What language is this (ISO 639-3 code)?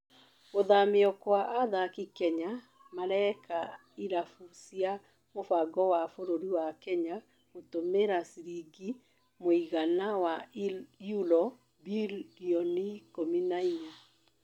kik